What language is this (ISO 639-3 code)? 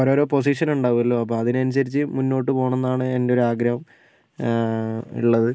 mal